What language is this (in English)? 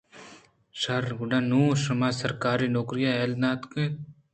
Eastern Balochi